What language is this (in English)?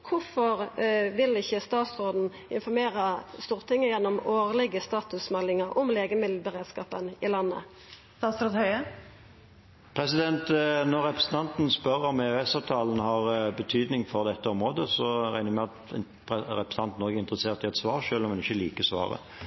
Norwegian